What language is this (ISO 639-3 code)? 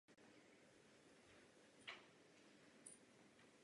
ces